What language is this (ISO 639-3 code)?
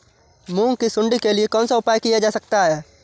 hin